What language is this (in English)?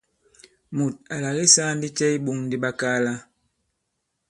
Bankon